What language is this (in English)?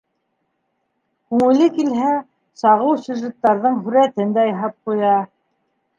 Bashkir